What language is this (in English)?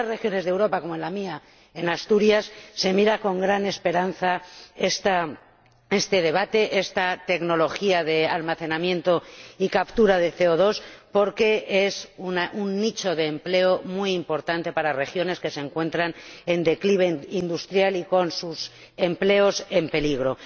Spanish